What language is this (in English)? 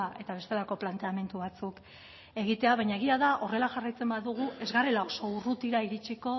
Basque